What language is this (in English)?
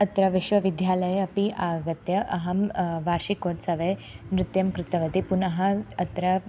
Sanskrit